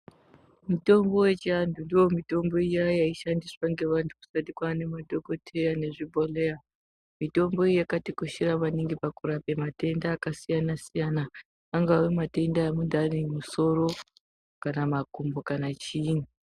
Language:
Ndau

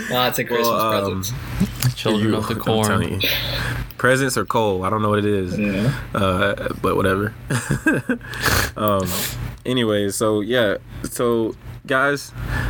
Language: English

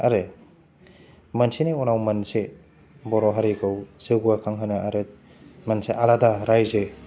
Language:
Bodo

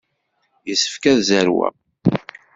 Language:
Kabyle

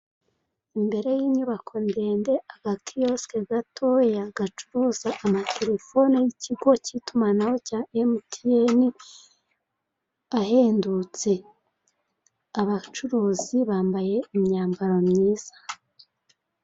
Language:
Kinyarwanda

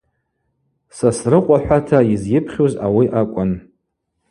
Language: Abaza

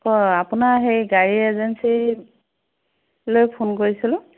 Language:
Assamese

